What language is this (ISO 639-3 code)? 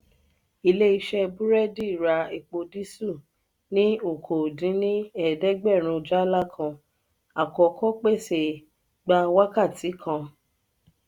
yor